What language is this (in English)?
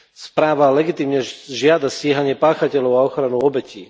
Slovak